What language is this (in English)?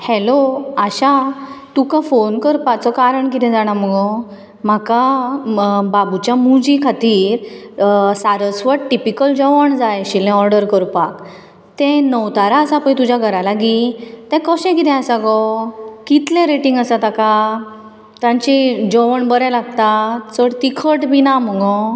Konkani